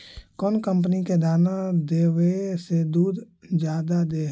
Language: Magahi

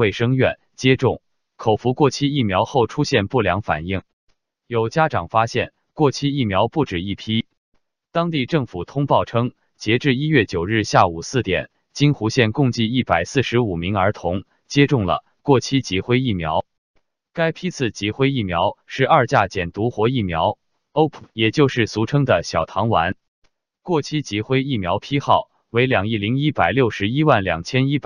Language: Chinese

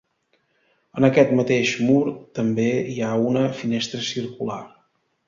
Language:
Catalan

